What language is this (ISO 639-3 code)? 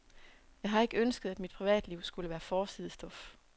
dan